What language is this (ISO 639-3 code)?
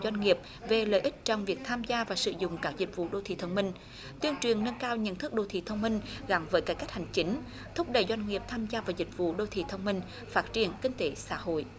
vie